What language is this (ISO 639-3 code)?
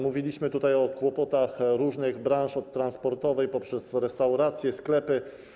pol